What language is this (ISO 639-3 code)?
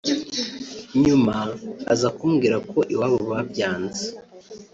kin